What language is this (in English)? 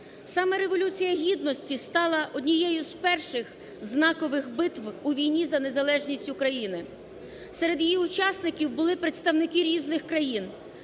Ukrainian